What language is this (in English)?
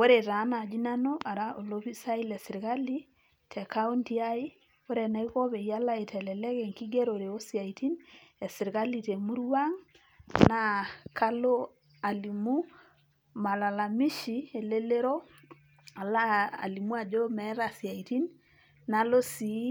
Masai